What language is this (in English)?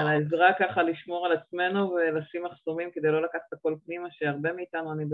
Hebrew